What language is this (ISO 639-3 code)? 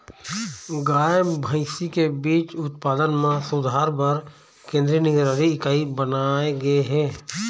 hne